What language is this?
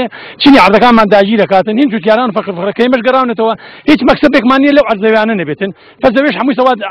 French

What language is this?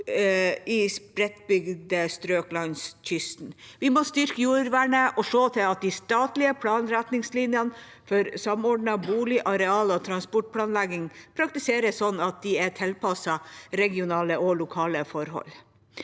Norwegian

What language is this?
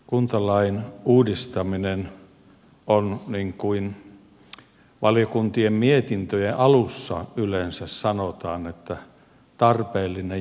Finnish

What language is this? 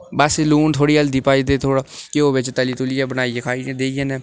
Dogri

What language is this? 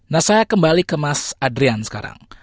Indonesian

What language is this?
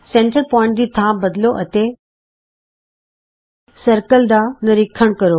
Punjabi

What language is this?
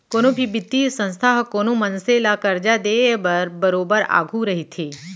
Chhattisgarhi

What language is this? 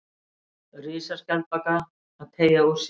Icelandic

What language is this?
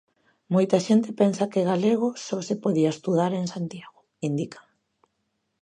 Galician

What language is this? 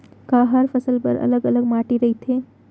Chhattisgarhi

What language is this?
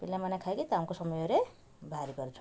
Odia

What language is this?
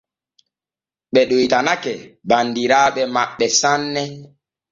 Borgu Fulfulde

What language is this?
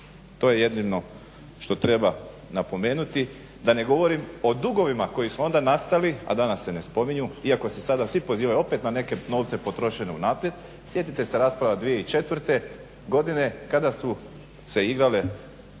Croatian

